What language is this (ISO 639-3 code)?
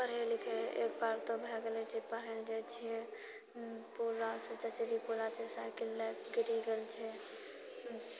mai